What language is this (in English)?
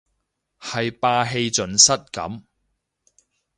Cantonese